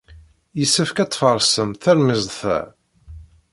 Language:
Kabyle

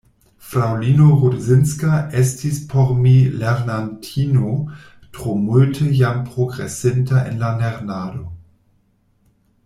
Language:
Esperanto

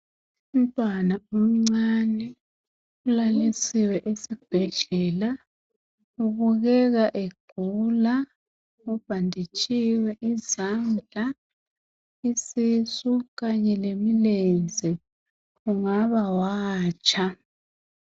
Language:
North Ndebele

